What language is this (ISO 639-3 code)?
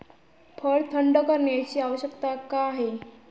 mar